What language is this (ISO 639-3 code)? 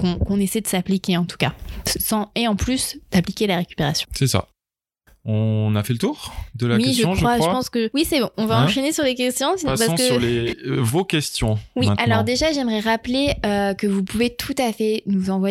fra